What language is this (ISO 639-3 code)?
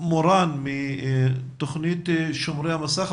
heb